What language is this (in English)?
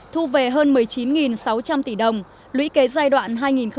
Vietnamese